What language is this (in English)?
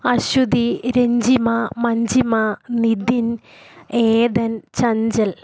Malayalam